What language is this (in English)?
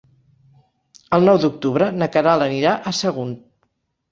Catalan